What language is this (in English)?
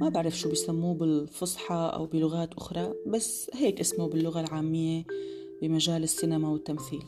Arabic